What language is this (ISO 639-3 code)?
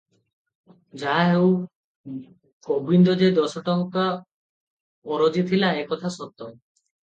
ori